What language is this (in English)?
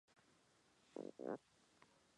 Chinese